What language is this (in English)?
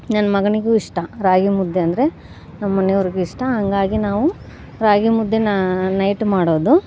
Kannada